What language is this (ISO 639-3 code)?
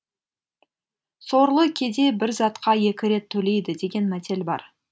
kaz